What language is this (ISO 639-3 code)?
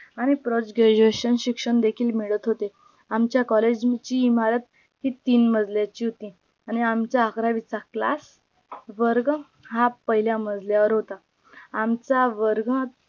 mar